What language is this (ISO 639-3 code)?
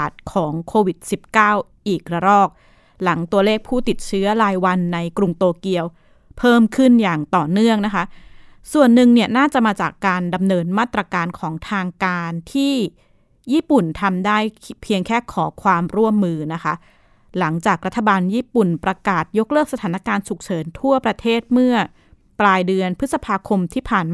tha